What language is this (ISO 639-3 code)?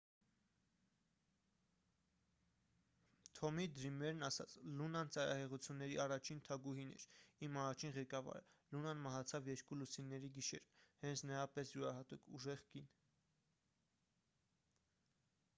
hye